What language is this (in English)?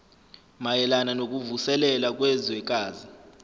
Zulu